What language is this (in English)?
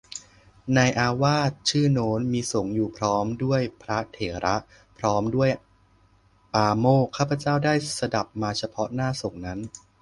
Thai